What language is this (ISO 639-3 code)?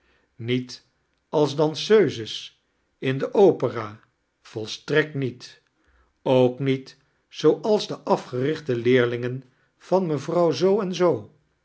nld